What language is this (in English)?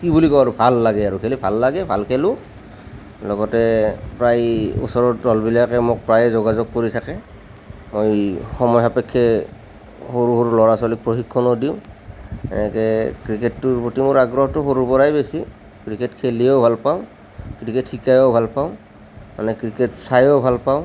Assamese